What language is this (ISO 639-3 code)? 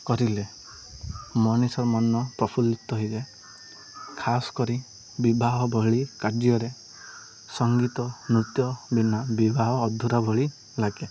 ori